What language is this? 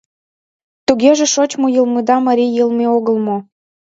Mari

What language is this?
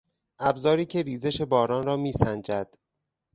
Persian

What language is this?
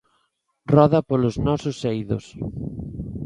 Galician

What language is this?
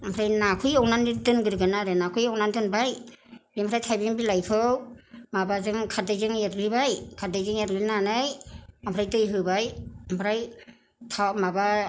Bodo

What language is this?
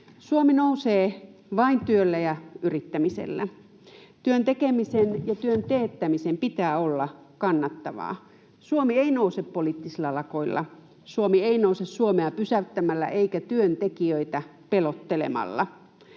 Finnish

